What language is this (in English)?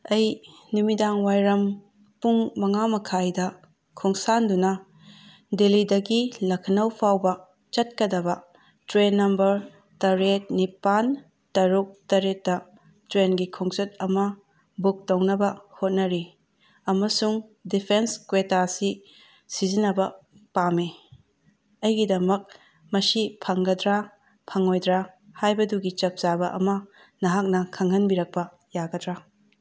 Manipuri